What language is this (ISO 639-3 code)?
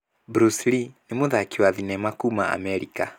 kik